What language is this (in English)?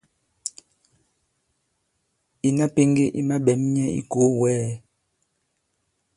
Bankon